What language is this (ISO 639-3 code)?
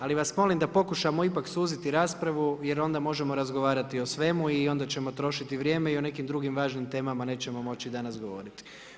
hrv